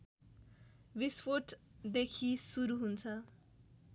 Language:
Nepali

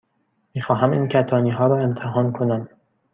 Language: Persian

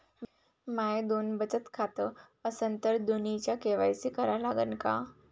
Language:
Marathi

